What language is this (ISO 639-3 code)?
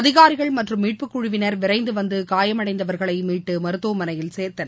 tam